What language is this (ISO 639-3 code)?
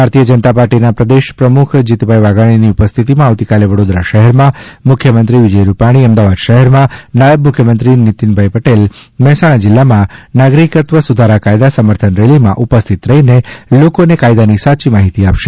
guj